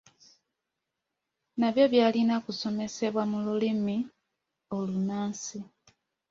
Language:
Ganda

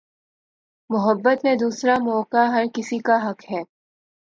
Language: Urdu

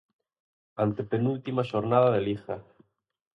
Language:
Galician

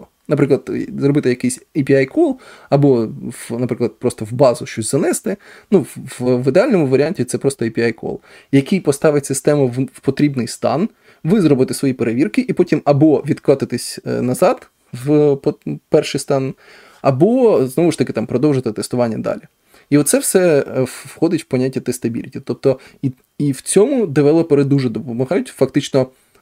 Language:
Ukrainian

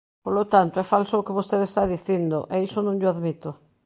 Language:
Galician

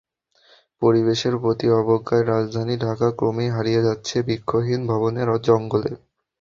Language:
Bangla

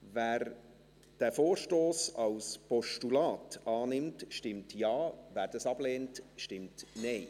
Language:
Swiss German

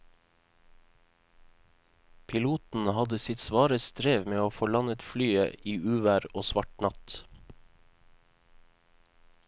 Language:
Norwegian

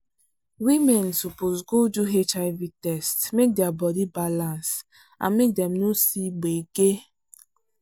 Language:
Nigerian Pidgin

